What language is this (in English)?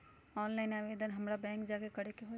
Magahi